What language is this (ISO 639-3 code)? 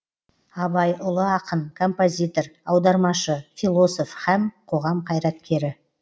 kaz